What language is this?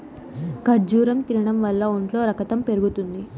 Telugu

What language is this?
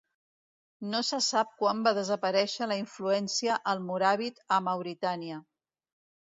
Catalan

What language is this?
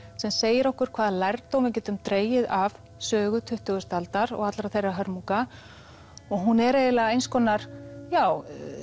Icelandic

